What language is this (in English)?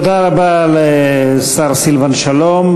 Hebrew